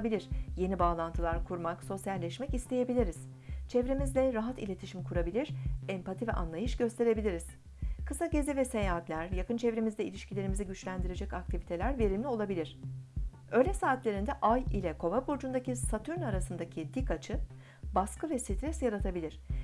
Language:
Turkish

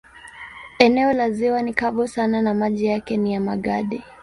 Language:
Swahili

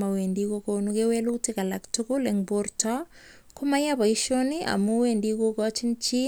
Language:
Kalenjin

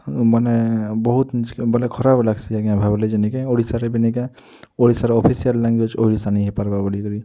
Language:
Odia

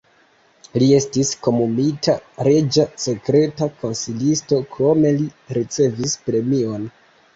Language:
Esperanto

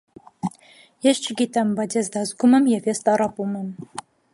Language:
Armenian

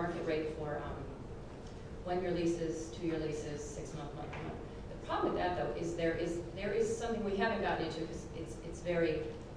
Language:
English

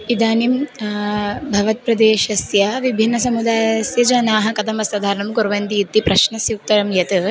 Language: Sanskrit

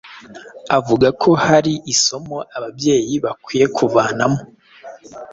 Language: Kinyarwanda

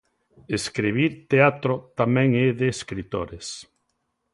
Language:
Galician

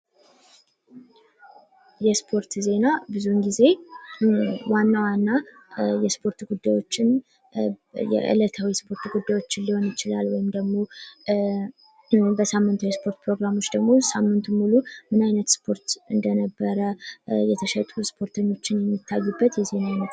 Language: Amharic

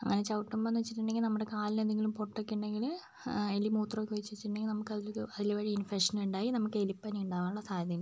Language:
Malayalam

